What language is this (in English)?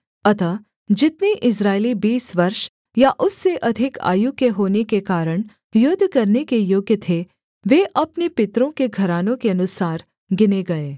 Hindi